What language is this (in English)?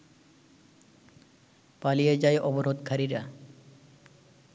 Bangla